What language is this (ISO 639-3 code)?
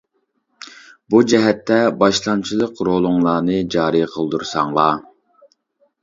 uig